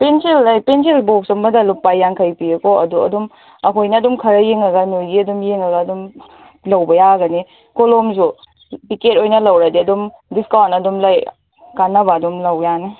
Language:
Manipuri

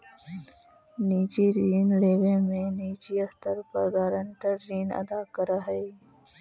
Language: Magahi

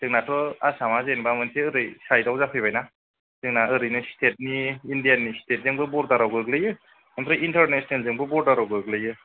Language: Bodo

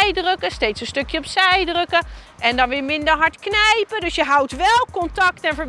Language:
Dutch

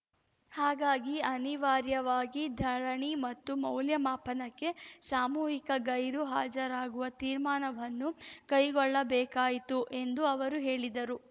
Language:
Kannada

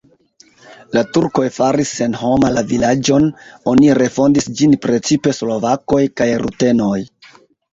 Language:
Esperanto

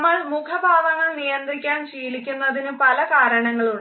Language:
Malayalam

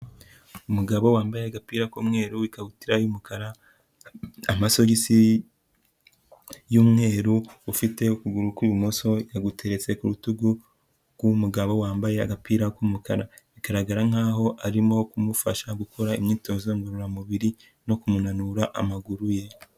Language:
Kinyarwanda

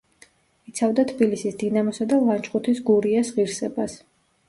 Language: Georgian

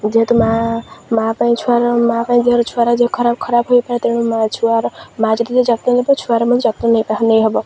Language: Odia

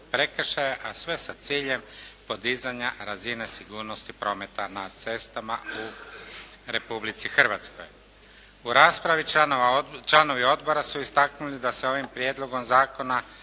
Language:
Croatian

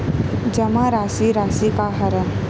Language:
Chhattisgarhi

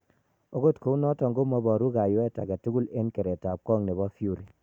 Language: Kalenjin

